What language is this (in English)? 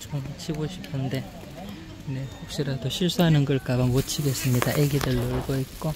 Korean